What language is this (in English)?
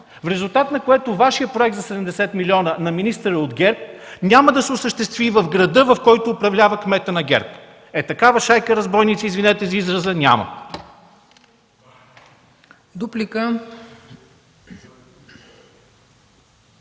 Bulgarian